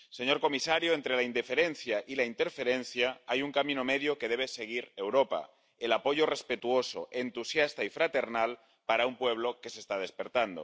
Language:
Spanish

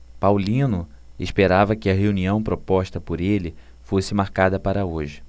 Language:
Portuguese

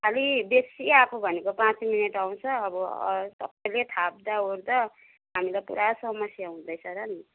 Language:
Nepali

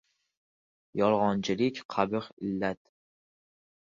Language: Uzbek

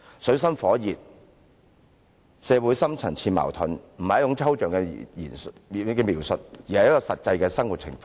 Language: Cantonese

